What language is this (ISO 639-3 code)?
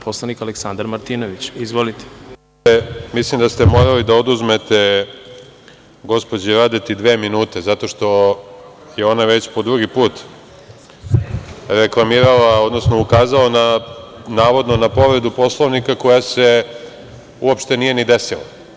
srp